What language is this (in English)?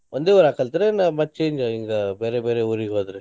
Kannada